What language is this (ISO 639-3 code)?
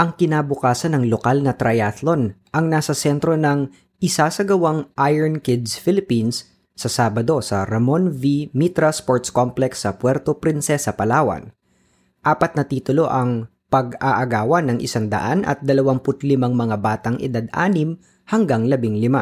fil